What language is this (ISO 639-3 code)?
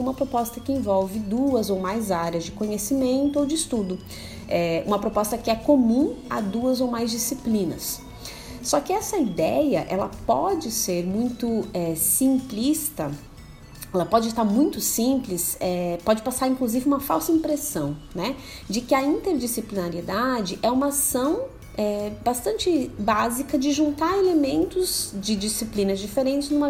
por